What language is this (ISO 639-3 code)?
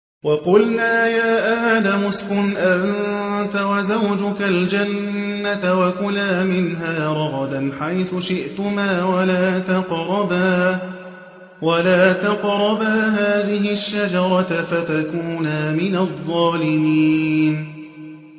ara